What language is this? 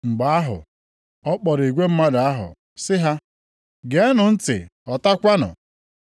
Igbo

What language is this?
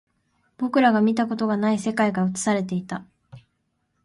Japanese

